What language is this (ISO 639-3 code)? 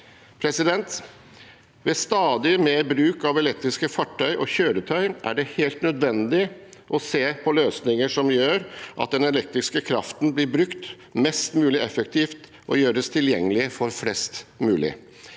nor